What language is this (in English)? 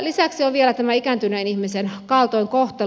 Finnish